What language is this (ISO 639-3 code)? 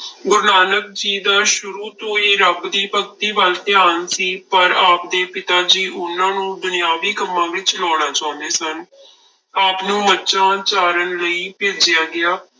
pan